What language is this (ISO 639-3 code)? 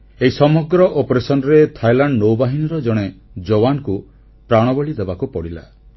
ori